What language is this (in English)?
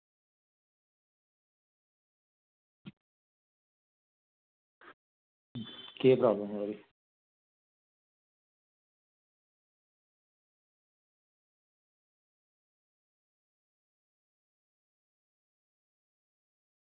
Dogri